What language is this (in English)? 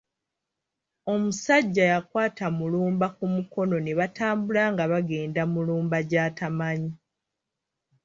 Ganda